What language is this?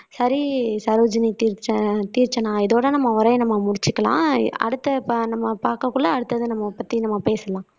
Tamil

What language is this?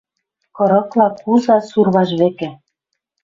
Western Mari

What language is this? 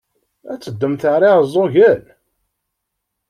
Kabyle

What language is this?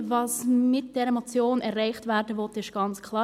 Swiss German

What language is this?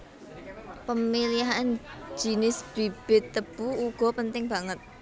Javanese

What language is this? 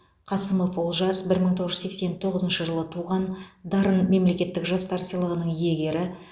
Kazakh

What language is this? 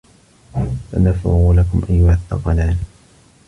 Arabic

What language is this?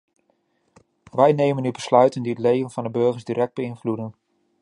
Dutch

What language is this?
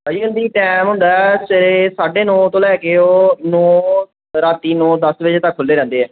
Punjabi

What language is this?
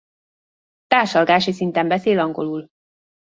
Hungarian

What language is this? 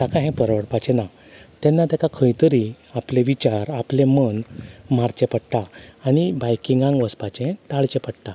Konkani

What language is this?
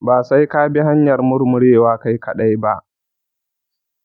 Hausa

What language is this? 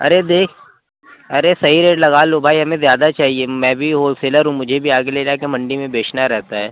Urdu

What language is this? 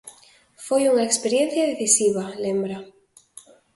Galician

